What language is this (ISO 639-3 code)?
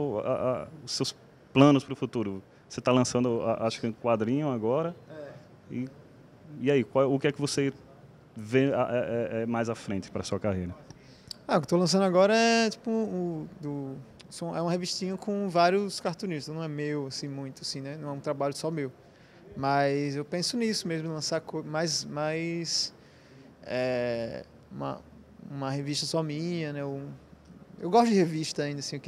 por